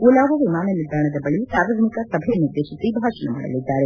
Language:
Kannada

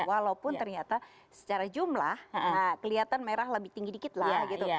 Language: Indonesian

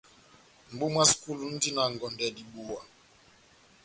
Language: Batanga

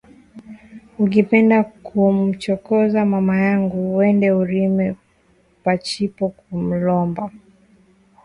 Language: Swahili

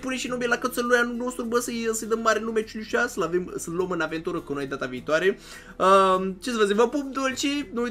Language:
Romanian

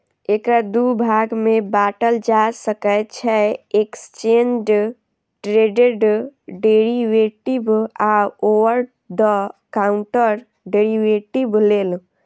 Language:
Maithili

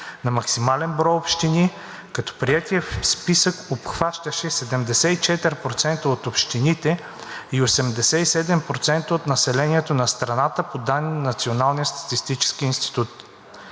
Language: Bulgarian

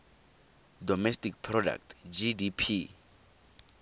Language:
Tswana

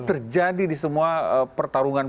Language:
Indonesian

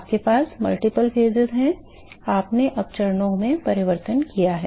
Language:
Hindi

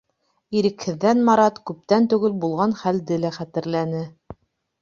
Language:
Bashkir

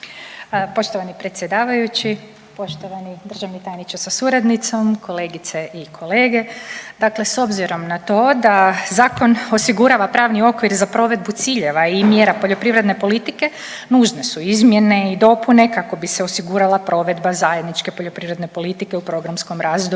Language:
Croatian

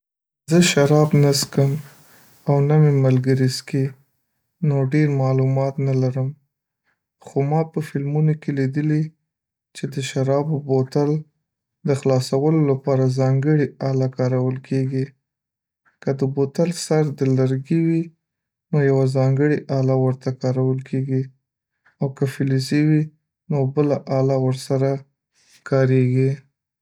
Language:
Pashto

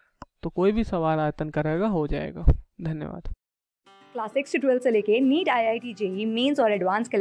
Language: Hindi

